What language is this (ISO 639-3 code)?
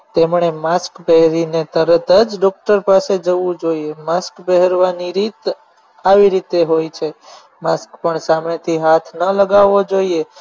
guj